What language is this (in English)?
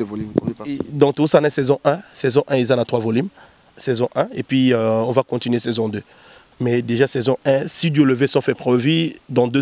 French